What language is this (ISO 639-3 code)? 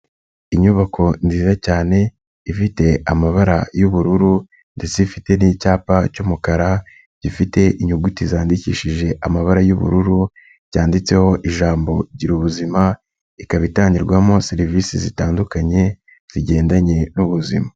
kin